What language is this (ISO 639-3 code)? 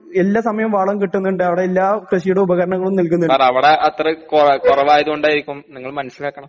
mal